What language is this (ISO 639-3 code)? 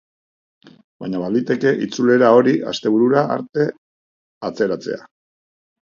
eus